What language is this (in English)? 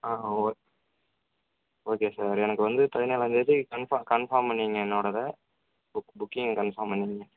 Tamil